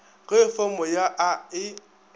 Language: Northern Sotho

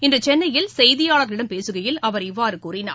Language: Tamil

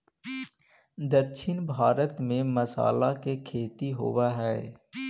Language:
Magahi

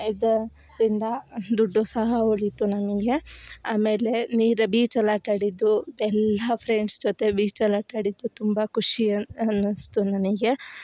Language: Kannada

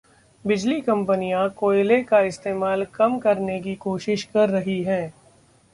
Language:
Hindi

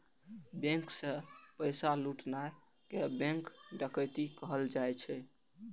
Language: Maithili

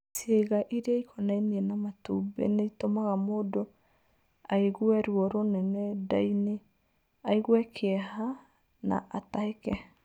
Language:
Kikuyu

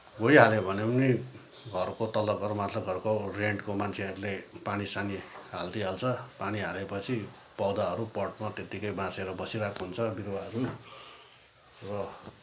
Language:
Nepali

